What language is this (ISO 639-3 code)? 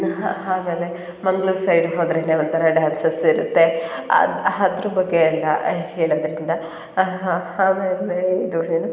kan